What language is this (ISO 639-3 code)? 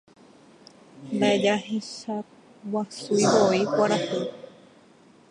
grn